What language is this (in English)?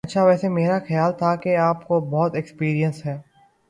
Urdu